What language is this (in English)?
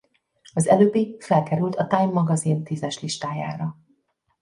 Hungarian